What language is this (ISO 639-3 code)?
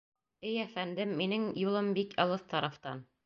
bak